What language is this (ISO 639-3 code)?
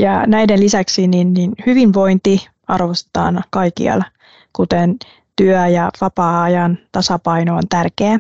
fin